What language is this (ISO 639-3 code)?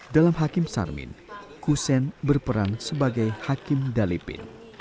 ind